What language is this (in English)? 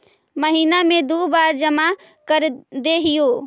Magahi